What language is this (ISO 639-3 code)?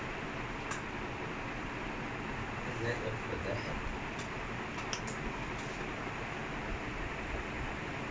eng